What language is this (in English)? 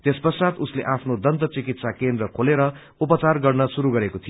Nepali